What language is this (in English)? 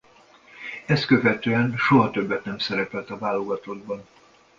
Hungarian